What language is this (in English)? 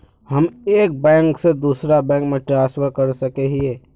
Magahi